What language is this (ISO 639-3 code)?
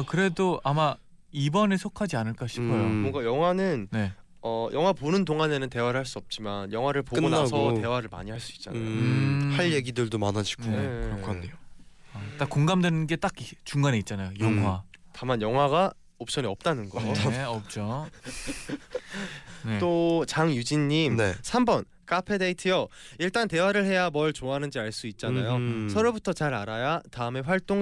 kor